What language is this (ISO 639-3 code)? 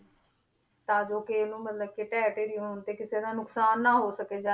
pan